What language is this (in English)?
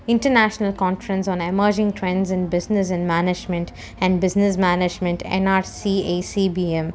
Tamil